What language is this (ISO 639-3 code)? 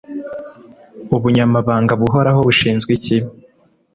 kin